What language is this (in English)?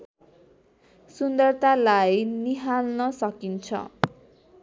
Nepali